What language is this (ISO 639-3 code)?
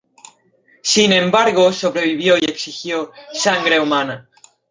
spa